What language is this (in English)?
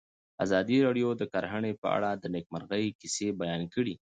Pashto